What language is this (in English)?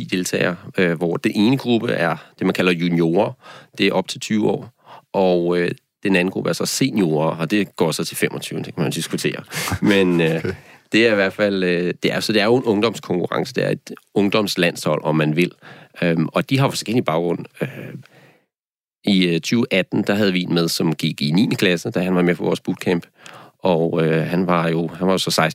Danish